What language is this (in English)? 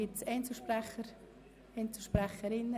Swiss German